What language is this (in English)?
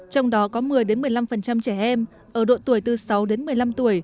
Vietnamese